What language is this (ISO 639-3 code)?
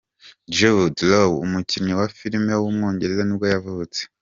kin